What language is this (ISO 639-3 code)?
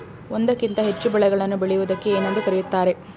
kan